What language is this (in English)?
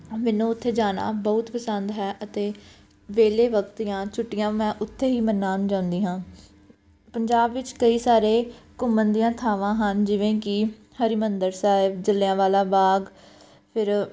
Punjabi